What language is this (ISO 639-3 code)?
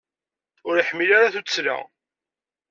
kab